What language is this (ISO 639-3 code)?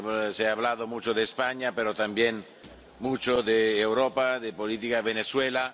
spa